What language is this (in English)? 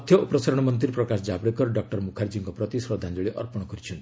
Odia